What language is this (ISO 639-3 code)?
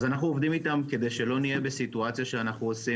heb